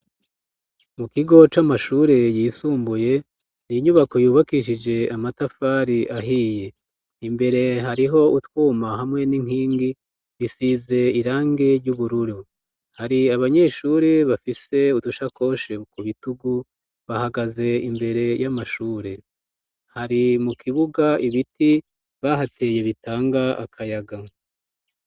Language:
Rundi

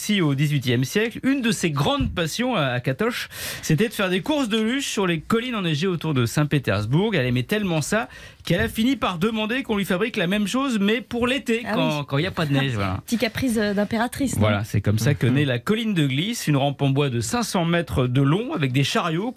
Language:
French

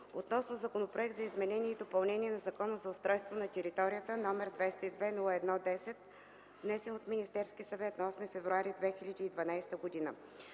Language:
Bulgarian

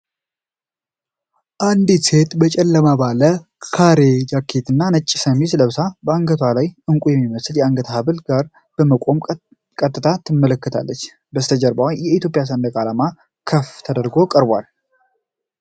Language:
Amharic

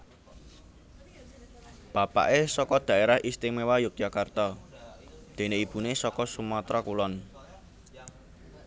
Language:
Javanese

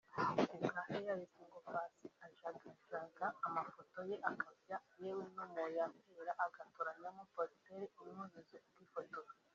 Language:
Kinyarwanda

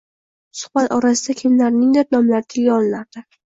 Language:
Uzbek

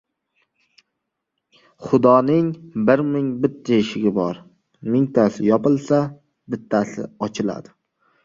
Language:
Uzbek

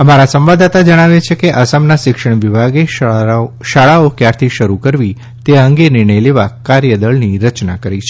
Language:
Gujarati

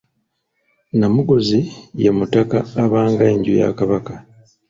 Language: Ganda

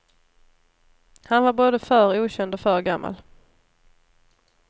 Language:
Swedish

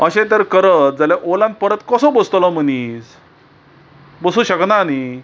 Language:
Konkani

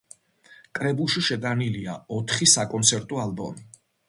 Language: Georgian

